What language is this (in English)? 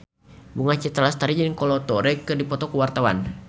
Sundanese